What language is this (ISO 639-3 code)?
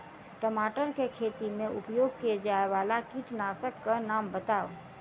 mai